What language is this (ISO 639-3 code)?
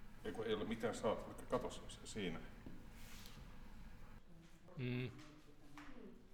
fin